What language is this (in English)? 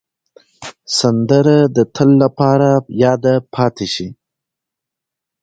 Pashto